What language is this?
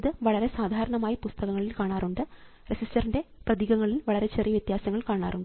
Malayalam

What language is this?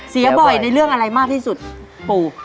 Thai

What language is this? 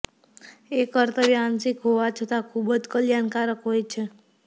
Gujarati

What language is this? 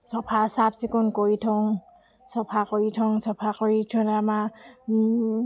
Assamese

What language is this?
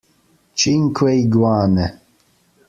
Italian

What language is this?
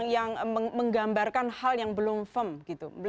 Indonesian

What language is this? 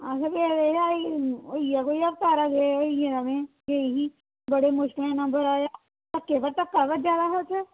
Dogri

